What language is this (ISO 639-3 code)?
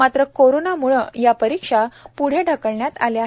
mar